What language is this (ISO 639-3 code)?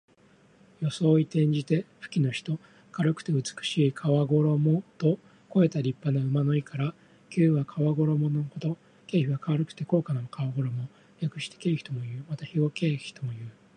jpn